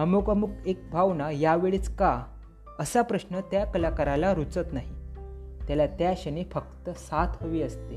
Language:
Marathi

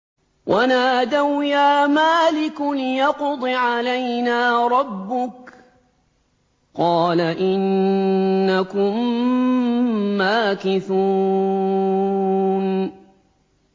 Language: Arabic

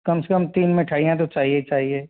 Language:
Hindi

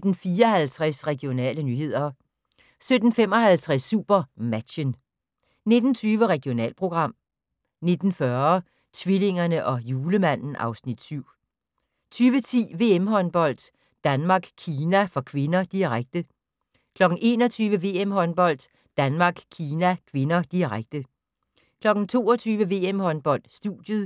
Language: Danish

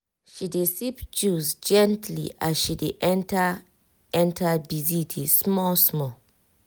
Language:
Nigerian Pidgin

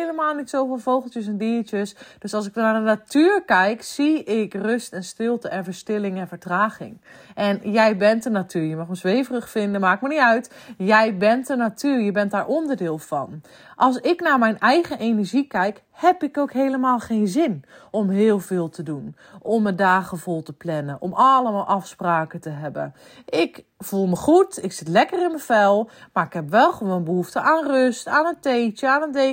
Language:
Dutch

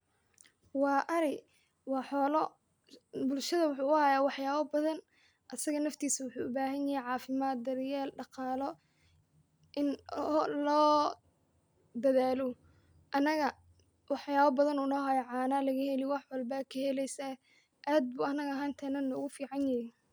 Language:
Somali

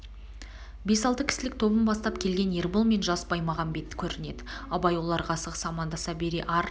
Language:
Kazakh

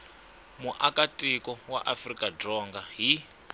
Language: Tsonga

